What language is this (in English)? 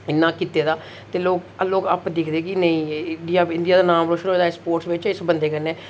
Dogri